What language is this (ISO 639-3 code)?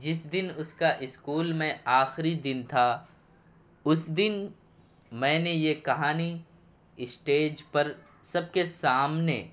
urd